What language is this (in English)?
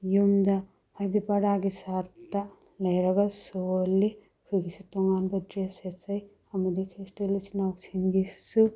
Manipuri